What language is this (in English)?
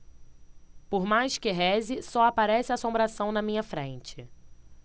Portuguese